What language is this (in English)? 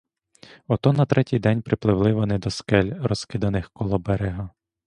Ukrainian